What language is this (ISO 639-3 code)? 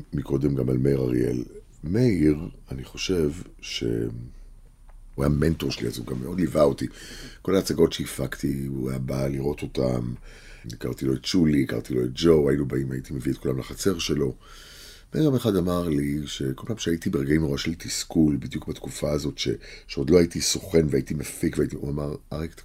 heb